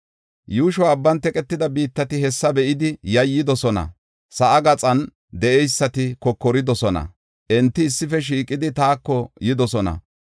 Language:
Gofa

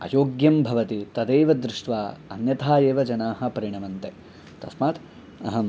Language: Sanskrit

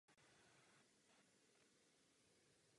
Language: Czech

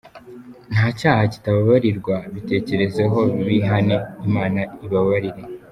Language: Kinyarwanda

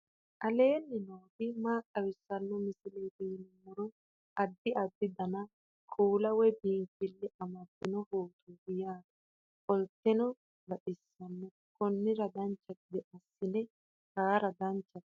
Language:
Sidamo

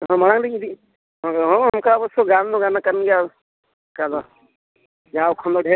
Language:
Santali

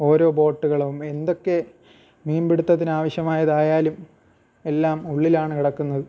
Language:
Malayalam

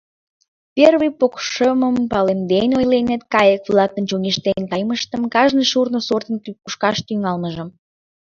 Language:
Mari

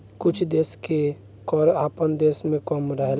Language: Bhojpuri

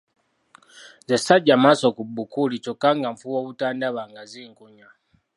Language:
Ganda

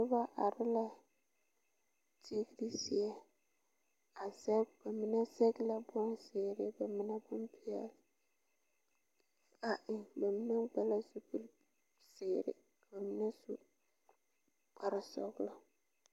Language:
Southern Dagaare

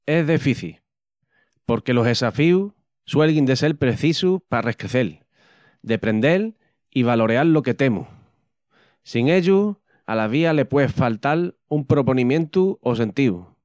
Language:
Extremaduran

